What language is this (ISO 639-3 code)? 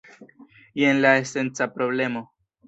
epo